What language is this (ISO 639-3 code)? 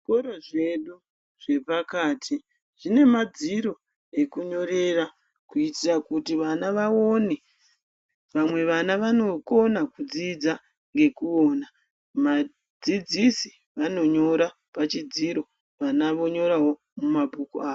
ndc